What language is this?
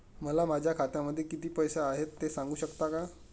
Marathi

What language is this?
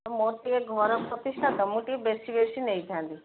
Odia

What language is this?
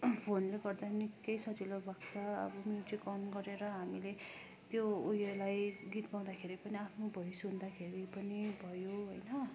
Nepali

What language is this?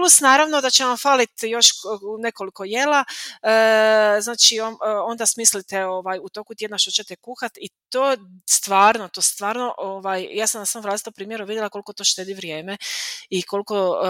Croatian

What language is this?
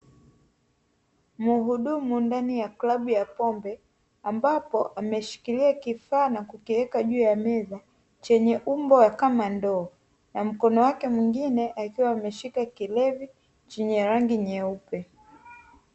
Swahili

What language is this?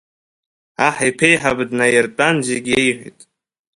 Abkhazian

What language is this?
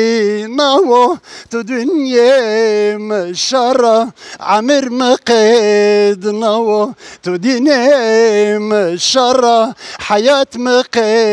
Turkish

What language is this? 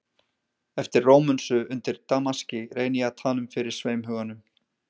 Icelandic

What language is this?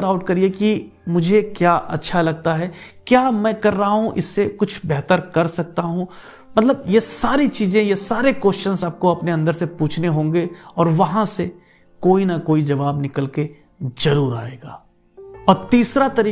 Hindi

